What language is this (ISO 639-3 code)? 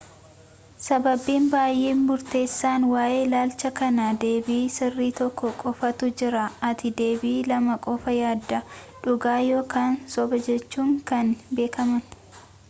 orm